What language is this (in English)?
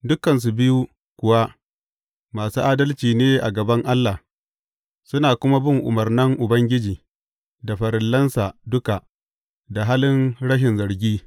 Hausa